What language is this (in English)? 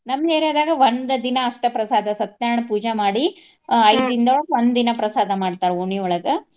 Kannada